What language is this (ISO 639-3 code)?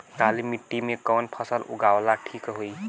bho